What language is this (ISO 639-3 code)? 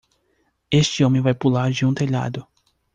por